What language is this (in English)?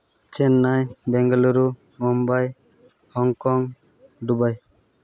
Santali